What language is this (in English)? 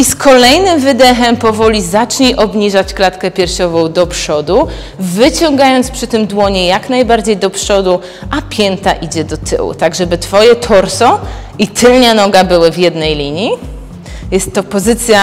Polish